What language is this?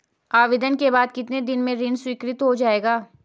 Hindi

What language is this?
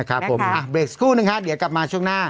Thai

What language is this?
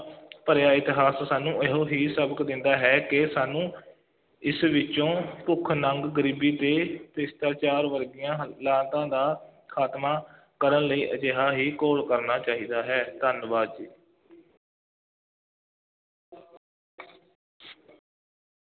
Punjabi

